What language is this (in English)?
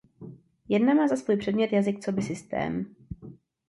Czech